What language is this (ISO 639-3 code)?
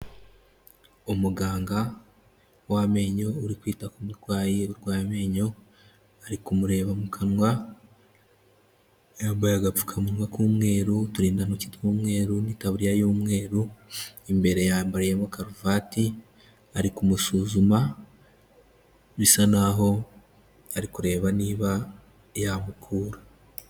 kin